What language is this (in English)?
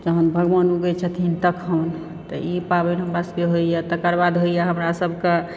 Maithili